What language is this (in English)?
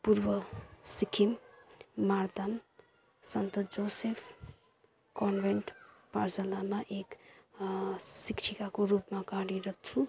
Nepali